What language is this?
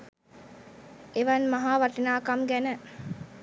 Sinhala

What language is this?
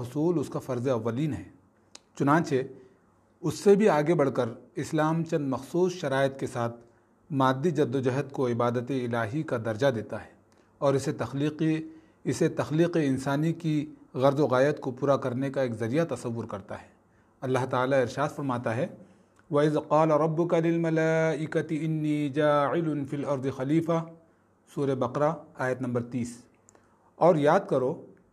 Urdu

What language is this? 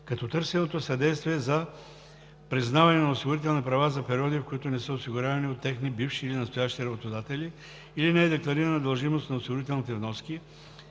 Bulgarian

